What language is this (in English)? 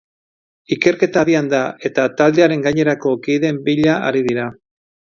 Basque